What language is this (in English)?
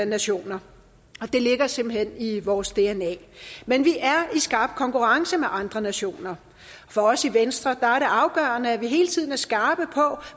Danish